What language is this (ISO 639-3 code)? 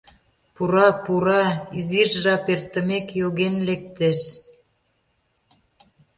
chm